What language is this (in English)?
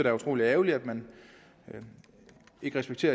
Danish